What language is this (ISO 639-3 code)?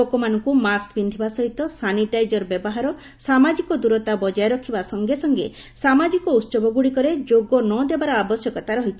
ori